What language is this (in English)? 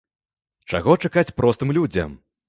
Belarusian